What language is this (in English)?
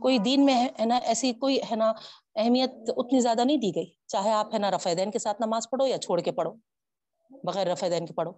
Urdu